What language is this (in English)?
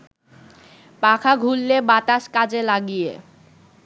Bangla